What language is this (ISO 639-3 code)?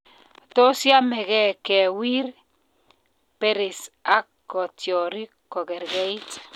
kln